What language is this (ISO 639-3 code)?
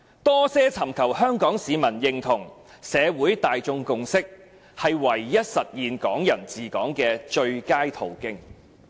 yue